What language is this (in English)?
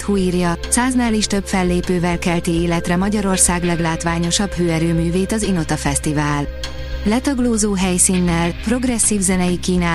Hungarian